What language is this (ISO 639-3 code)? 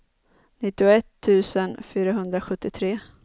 swe